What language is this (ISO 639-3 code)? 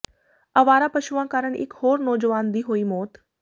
pan